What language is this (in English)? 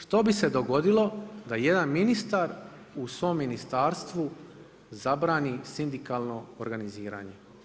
Croatian